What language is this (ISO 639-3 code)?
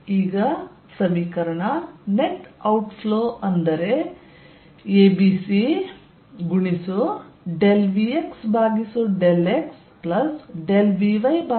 kan